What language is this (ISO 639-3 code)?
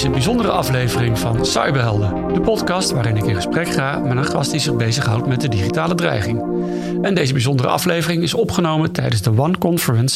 nld